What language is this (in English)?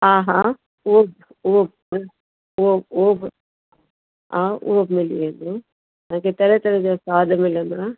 Sindhi